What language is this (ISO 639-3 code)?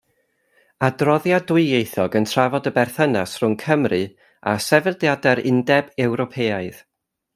cym